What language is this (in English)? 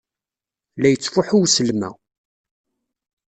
Kabyle